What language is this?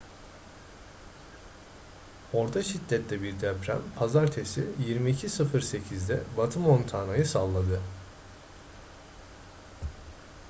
Turkish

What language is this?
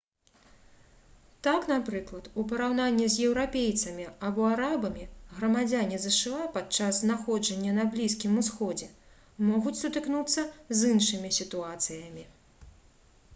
Belarusian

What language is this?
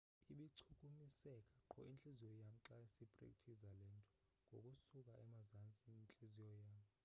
Xhosa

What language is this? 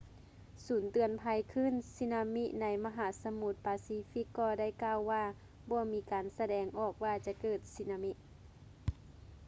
Lao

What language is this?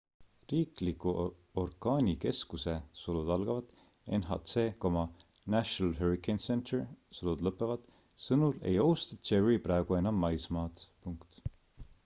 Estonian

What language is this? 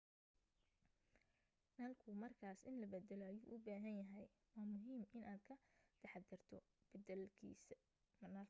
Somali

